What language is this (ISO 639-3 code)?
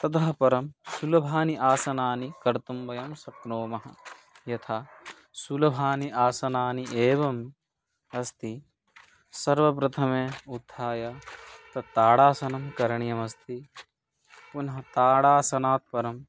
san